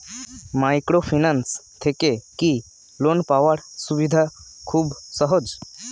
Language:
Bangla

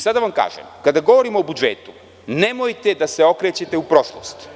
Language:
Serbian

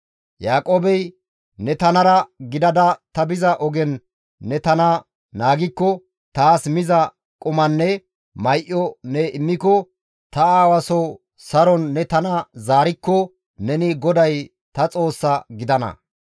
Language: Gamo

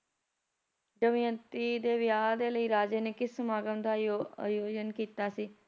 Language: Punjabi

